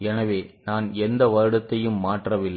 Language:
Tamil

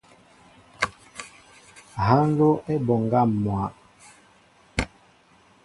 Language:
Mbo (Cameroon)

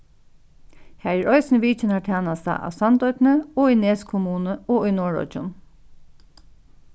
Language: Faroese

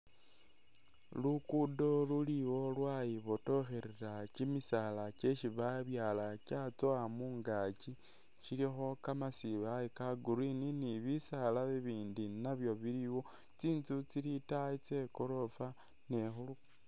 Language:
Masaaba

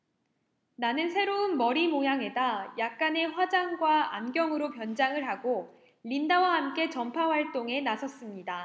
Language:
Korean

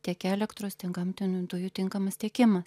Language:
Lithuanian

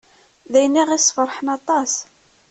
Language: Kabyle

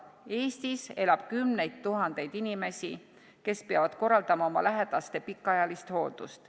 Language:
Estonian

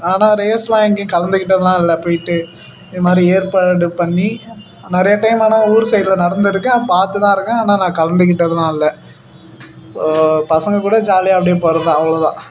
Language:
Tamil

